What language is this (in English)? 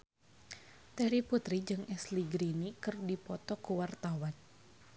Sundanese